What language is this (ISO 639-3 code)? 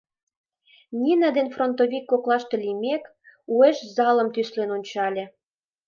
chm